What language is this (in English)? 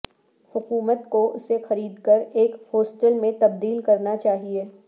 Urdu